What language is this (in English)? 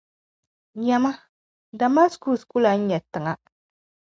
Dagbani